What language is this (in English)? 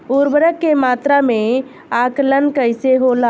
Bhojpuri